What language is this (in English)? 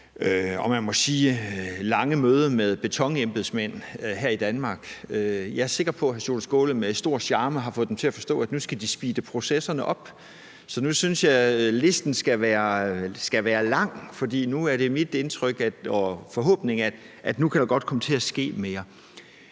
Danish